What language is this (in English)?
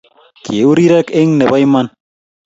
Kalenjin